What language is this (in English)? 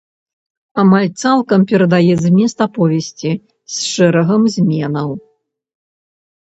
Belarusian